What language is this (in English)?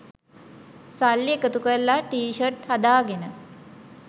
Sinhala